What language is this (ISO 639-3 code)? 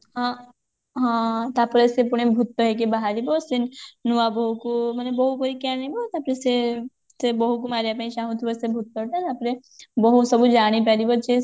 ori